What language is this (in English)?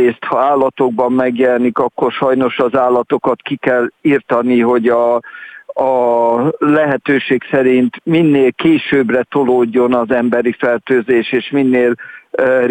Hungarian